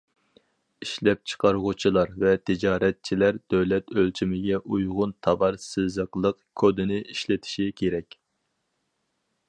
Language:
Uyghur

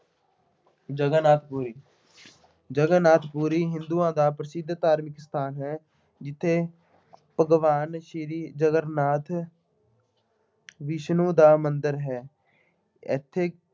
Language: Punjabi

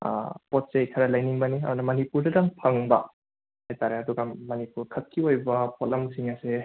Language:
Manipuri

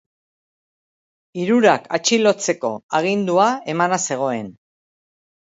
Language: Basque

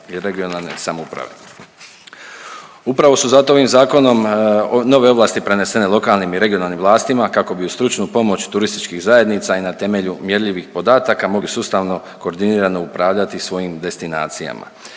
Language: Croatian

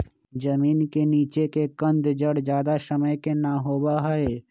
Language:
Magahi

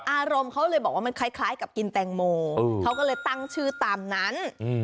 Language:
Thai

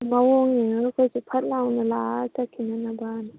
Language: Manipuri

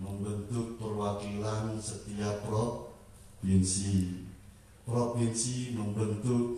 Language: Indonesian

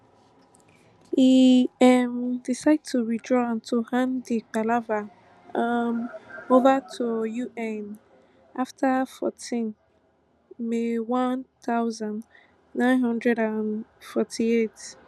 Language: Nigerian Pidgin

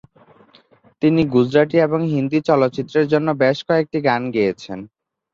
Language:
Bangla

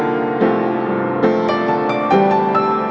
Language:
Indonesian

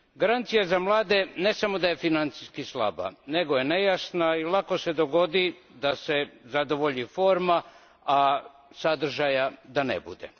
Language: Croatian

